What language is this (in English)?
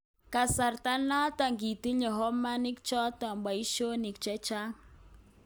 Kalenjin